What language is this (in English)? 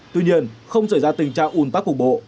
Vietnamese